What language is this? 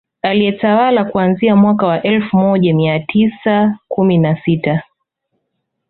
Swahili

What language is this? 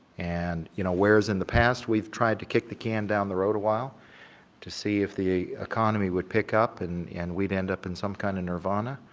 English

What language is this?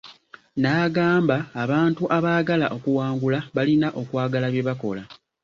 Ganda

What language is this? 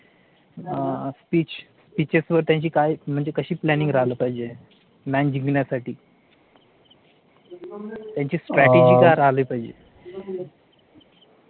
Marathi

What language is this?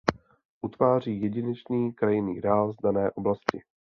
Czech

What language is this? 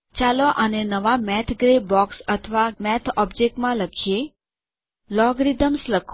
Gujarati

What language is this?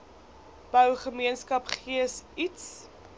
Afrikaans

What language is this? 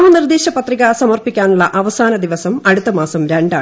Malayalam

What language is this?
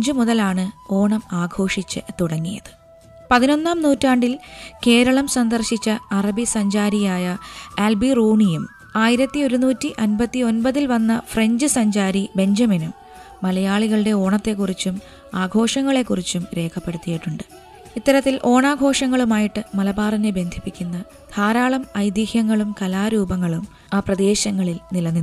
Malayalam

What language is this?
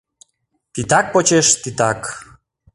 Mari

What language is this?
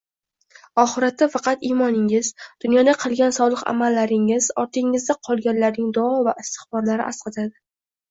Uzbek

